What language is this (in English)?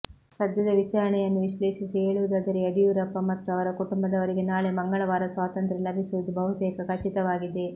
Kannada